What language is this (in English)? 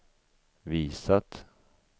Swedish